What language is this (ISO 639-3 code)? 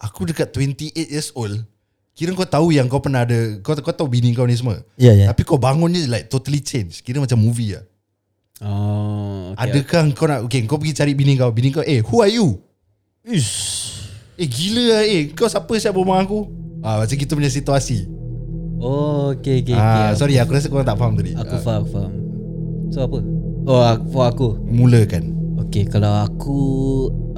msa